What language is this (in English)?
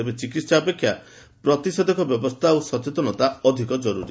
Odia